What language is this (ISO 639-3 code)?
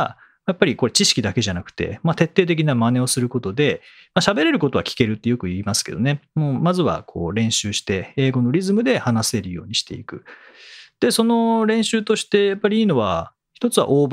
jpn